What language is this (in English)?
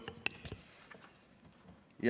Estonian